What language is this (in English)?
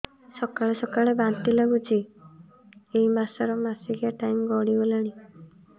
Odia